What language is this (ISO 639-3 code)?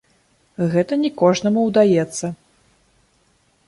bel